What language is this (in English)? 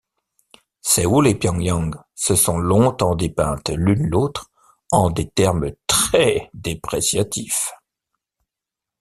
French